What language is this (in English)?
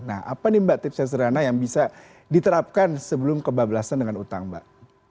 Indonesian